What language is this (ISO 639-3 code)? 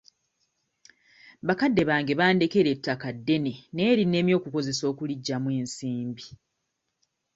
lug